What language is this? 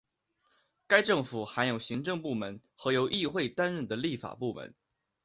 Chinese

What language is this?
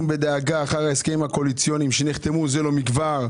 Hebrew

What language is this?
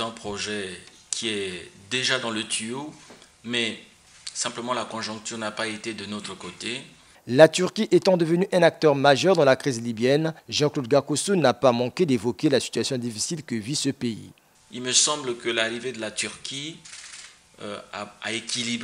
French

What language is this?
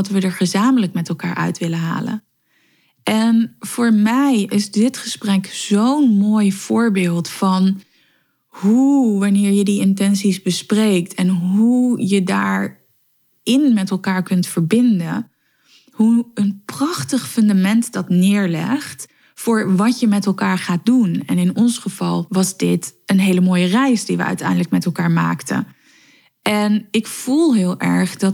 Dutch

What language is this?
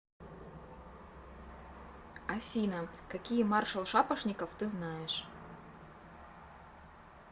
Russian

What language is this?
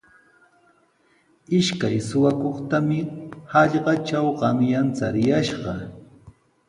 Sihuas Ancash Quechua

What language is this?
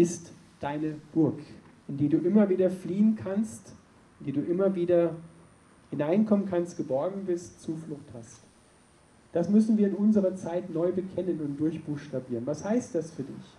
German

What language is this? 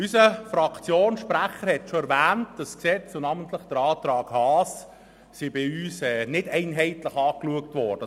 Swiss German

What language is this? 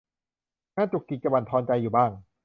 Thai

